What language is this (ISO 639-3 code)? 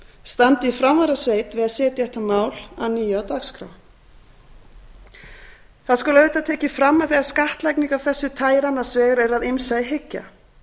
isl